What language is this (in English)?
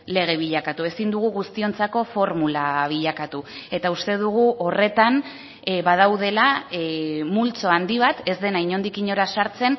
Basque